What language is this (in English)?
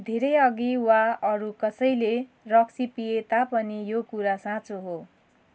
Nepali